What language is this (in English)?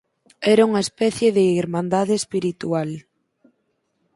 Galician